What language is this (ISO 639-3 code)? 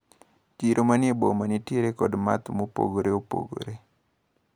luo